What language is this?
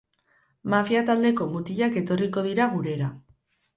Basque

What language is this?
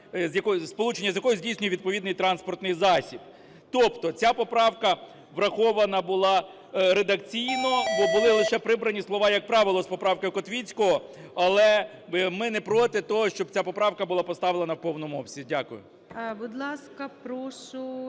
Ukrainian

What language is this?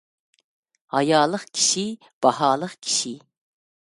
Uyghur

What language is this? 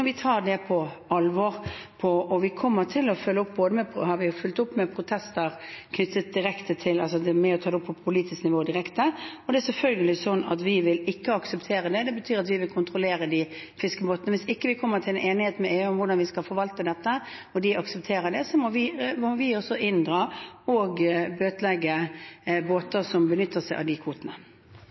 Norwegian Bokmål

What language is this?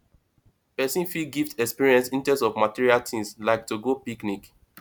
Nigerian Pidgin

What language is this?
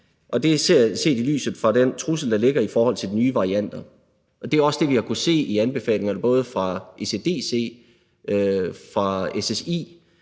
Danish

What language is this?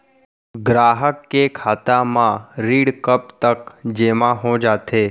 Chhattisgarhi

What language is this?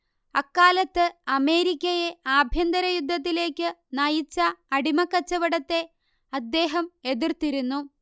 Malayalam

